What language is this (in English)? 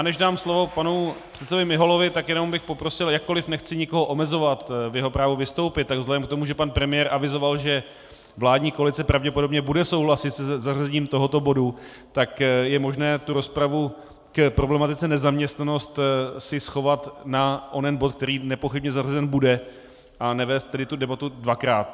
Czech